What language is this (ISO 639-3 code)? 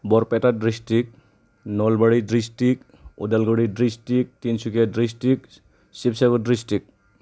brx